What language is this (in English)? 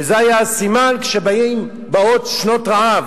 Hebrew